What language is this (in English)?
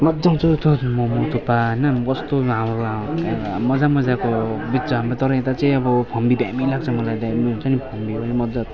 Nepali